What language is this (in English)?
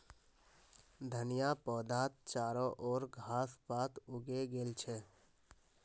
Magahi